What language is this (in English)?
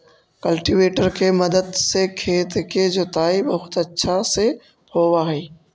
Magahi